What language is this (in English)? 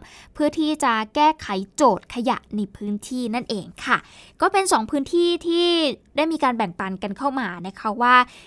Thai